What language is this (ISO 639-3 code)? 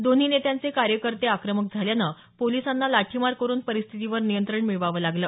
mar